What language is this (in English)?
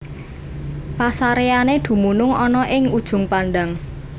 Javanese